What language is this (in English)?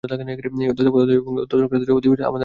Bangla